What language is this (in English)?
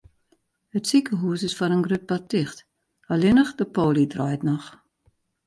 Western Frisian